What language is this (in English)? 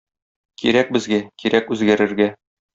Tatar